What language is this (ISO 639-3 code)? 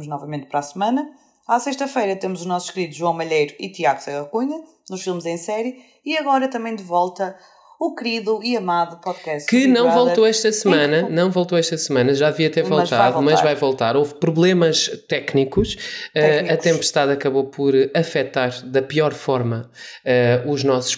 por